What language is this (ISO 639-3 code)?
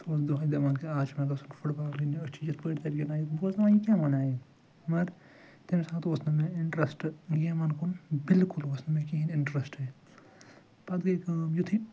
kas